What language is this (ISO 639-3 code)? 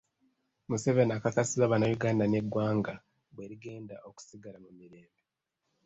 lug